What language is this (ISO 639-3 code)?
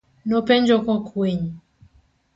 luo